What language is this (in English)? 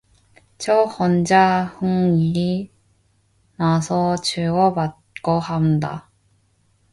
Korean